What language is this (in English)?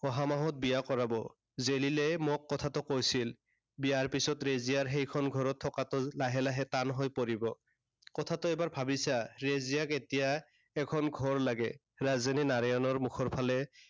Assamese